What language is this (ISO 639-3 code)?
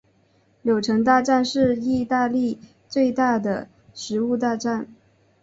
zho